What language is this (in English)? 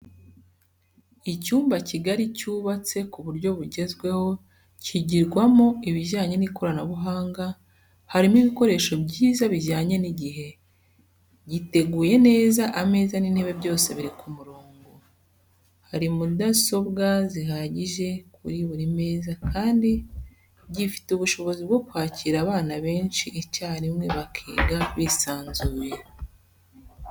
Kinyarwanda